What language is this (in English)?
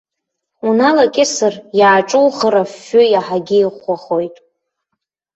Abkhazian